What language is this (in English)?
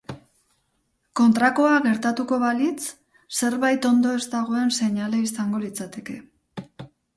Basque